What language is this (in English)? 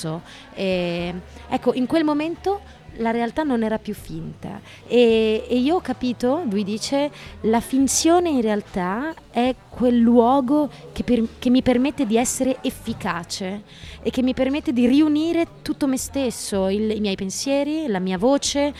Italian